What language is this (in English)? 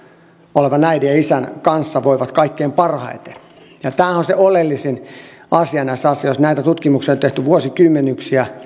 Finnish